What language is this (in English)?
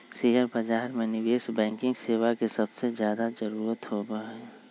Magahi